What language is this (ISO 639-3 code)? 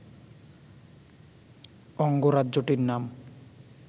ben